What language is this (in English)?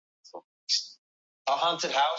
Basque